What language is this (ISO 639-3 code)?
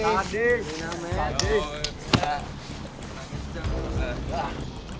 ind